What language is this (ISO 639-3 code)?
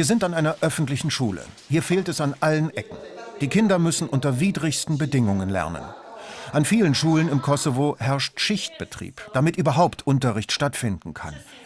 deu